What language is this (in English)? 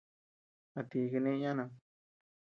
Tepeuxila Cuicatec